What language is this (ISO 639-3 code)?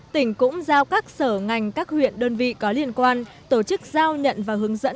vie